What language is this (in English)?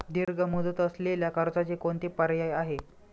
Marathi